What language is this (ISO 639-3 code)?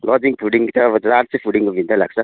nep